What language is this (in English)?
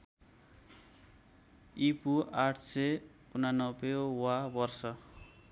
Nepali